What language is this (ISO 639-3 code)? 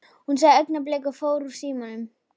isl